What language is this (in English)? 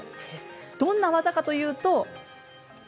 Japanese